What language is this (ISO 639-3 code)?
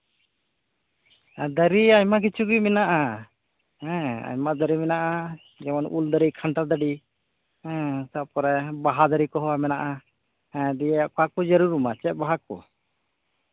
sat